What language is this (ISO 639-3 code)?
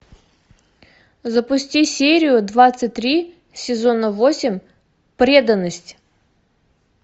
rus